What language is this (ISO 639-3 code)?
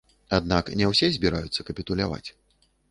bel